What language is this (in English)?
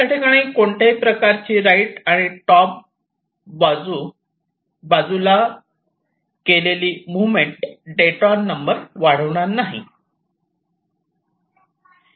Marathi